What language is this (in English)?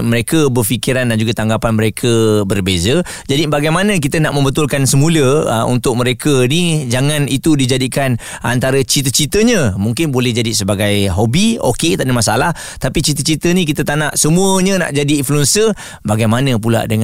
Malay